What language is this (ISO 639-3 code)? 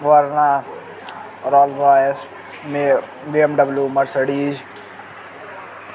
urd